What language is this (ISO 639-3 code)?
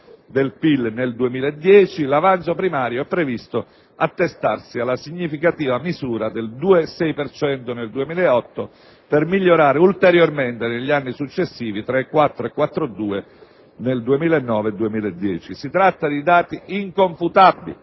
ita